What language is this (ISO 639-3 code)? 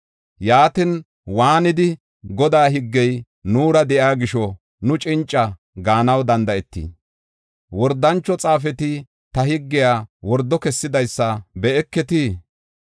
gof